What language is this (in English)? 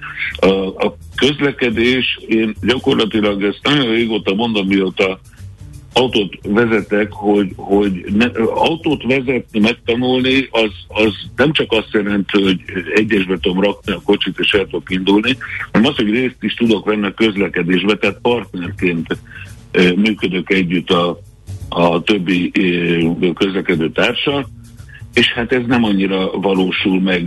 Hungarian